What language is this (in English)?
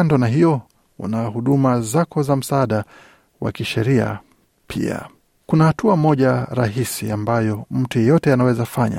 Swahili